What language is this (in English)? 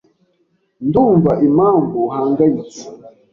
Kinyarwanda